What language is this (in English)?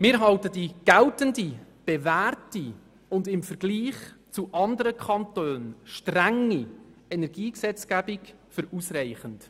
Swiss German